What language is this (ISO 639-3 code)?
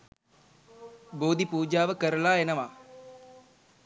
sin